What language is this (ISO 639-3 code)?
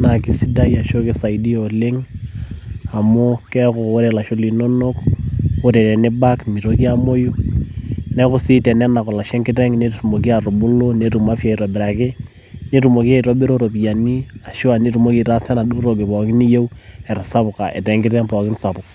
mas